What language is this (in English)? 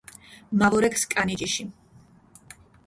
Mingrelian